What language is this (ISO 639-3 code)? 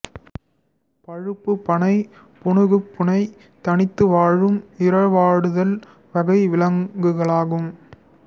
tam